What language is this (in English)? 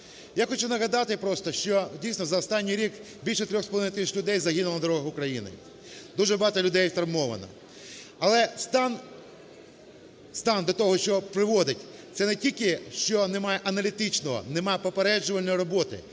Ukrainian